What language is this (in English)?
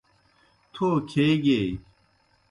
Kohistani Shina